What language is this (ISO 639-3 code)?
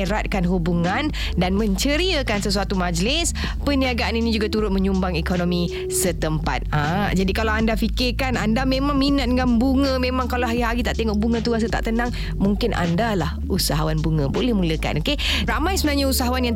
msa